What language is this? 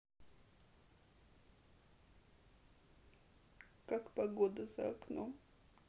Russian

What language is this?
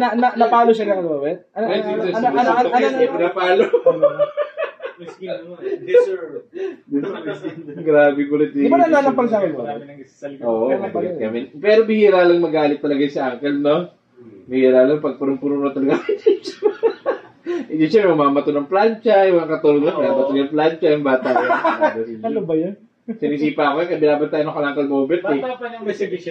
Filipino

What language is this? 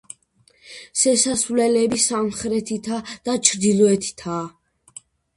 Georgian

